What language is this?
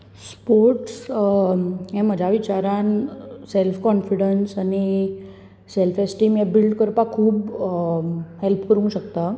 Konkani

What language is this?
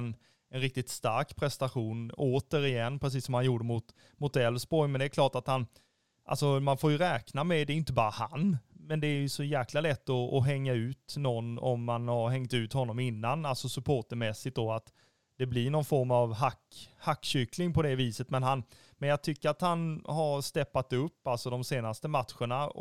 Swedish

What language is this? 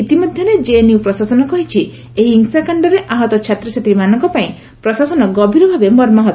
Odia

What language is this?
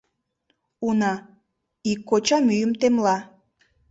Mari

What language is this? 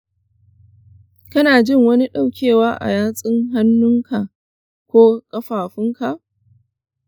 Hausa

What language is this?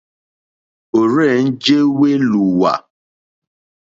Mokpwe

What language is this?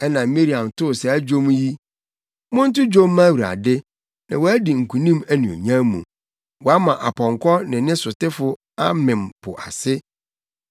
Akan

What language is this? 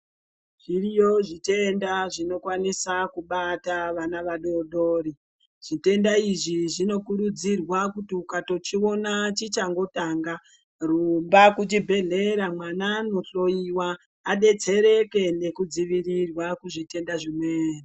Ndau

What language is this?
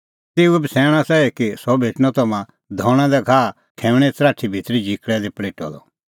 Kullu Pahari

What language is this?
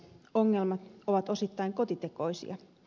Finnish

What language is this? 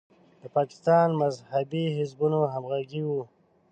Pashto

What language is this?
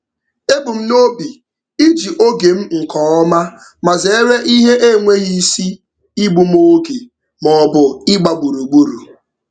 Igbo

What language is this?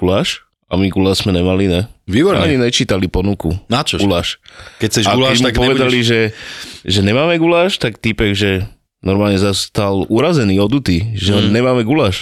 Slovak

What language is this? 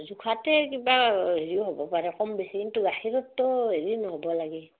Assamese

